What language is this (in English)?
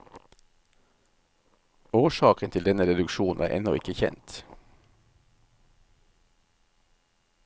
Norwegian